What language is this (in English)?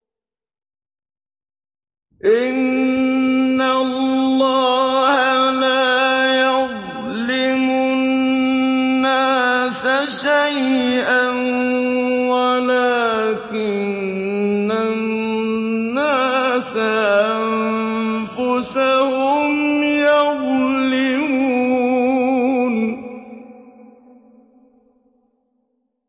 Arabic